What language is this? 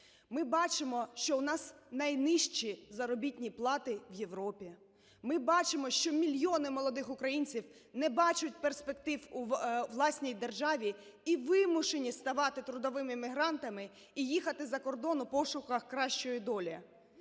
Ukrainian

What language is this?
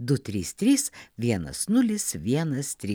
Lithuanian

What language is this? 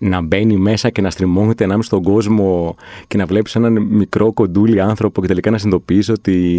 Greek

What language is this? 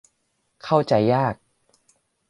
Thai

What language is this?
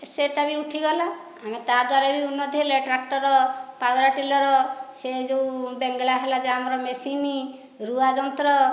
Odia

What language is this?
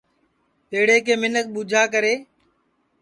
Sansi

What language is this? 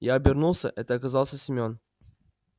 Russian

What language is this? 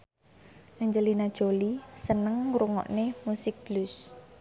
Javanese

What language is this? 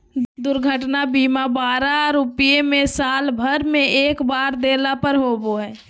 Magahi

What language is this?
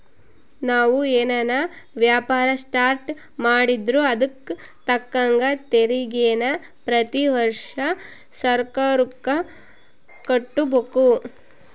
Kannada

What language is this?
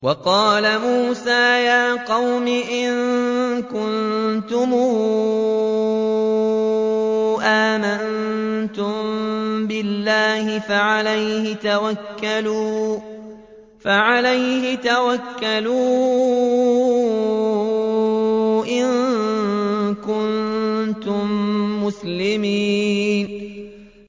Arabic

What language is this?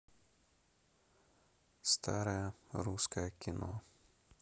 Russian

